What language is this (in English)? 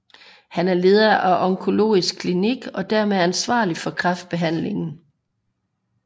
Danish